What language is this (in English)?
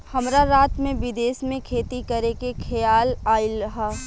Bhojpuri